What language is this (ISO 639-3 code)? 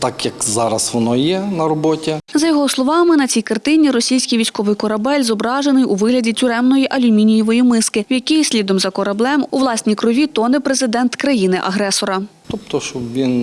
ukr